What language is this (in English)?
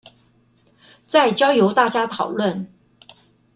Chinese